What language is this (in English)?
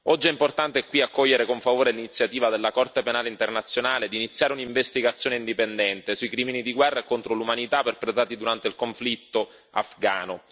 Italian